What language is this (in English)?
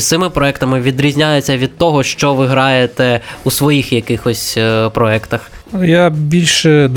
Ukrainian